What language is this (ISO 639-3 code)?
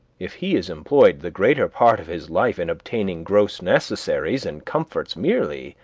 eng